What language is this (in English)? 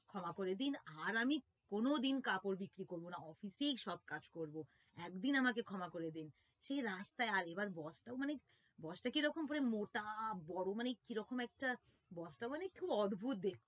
Bangla